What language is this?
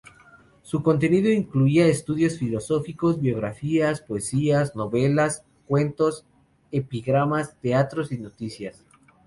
Spanish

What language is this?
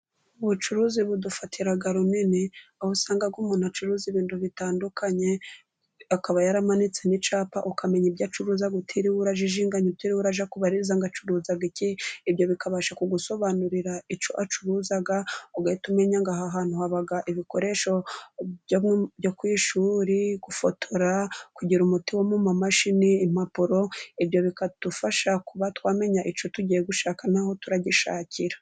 Kinyarwanda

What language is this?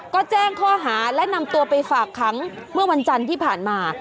Thai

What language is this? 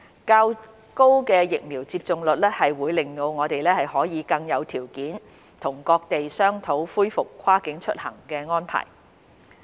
Cantonese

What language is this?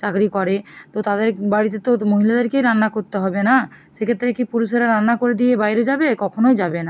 Bangla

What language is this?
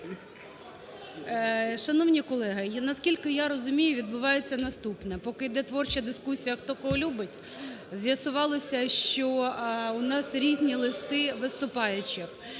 Ukrainian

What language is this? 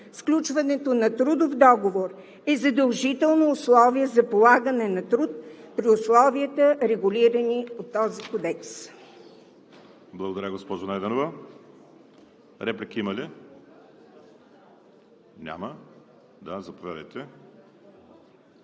Bulgarian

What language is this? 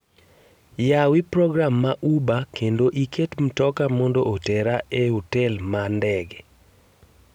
Luo (Kenya and Tanzania)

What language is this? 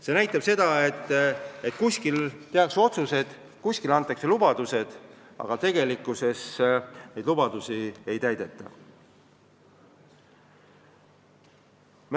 Estonian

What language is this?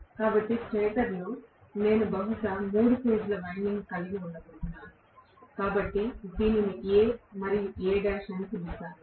Telugu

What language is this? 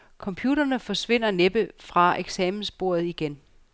Danish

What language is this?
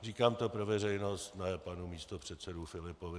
Czech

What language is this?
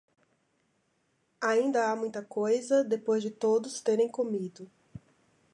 Portuguese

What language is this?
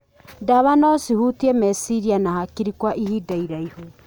Kikuyu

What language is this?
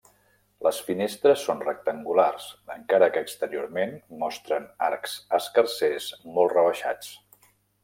Catalan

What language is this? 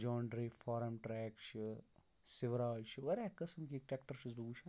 Kashmiri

